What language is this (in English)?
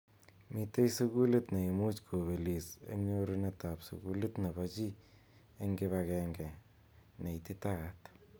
Kalenjin